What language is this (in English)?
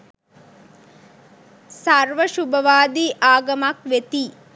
Sinhala